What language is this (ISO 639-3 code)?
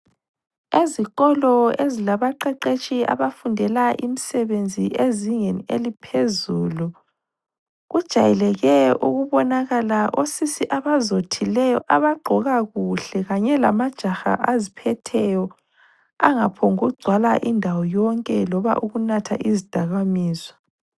nde